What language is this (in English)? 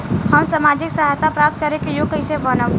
Bhojpuri